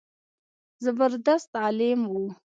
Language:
Pashto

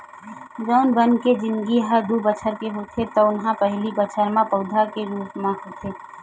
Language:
Chhattisgarhi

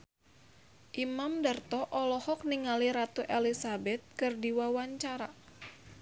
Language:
Sundanese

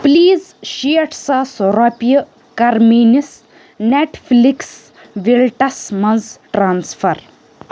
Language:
Kashmiri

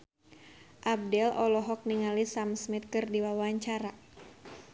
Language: Sundanese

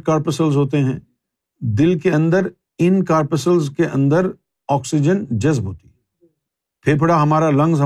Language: Urdu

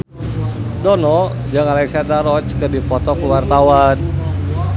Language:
Sundanese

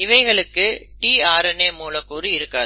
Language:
Tamil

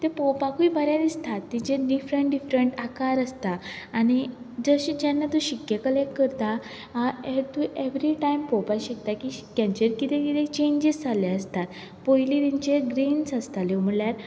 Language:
Konkani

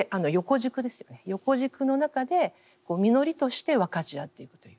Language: Japanese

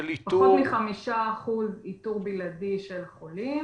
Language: Hebrew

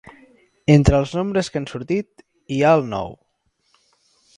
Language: Catalan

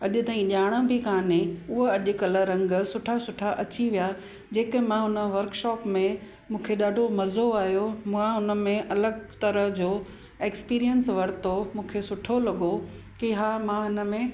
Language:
Sindhi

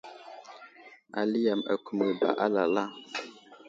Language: Wuzlam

